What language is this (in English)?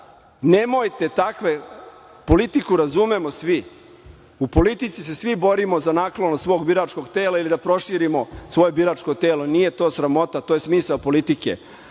Serbian